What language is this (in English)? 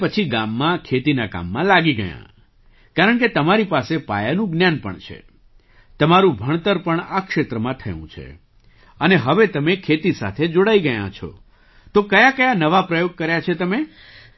Gujarati